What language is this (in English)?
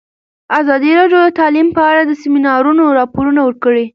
Pashto